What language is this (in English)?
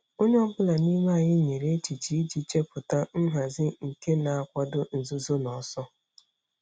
Igbo